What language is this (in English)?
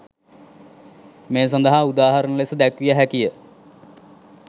Sinhala